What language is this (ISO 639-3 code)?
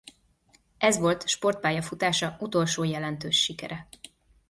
hun